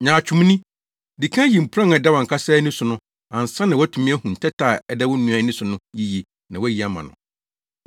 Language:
Akan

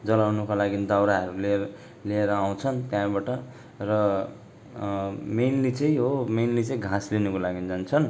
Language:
Nepali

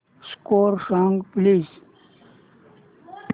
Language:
Marathi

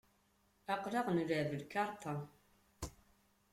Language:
Kabyle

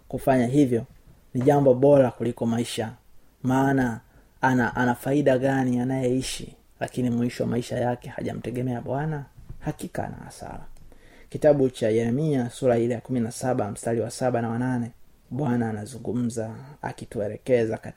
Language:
Swahili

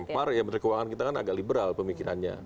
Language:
Indonesian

